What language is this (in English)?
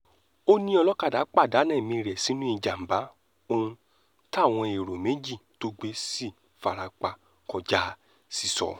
Yoruba